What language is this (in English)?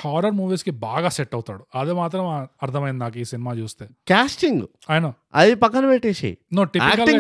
Telugu